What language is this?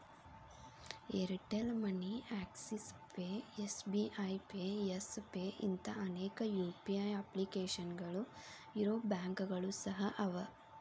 Kannada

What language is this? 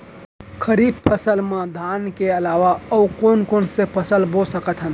Chhattisgarhi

